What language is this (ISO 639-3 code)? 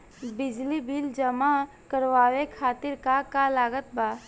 bho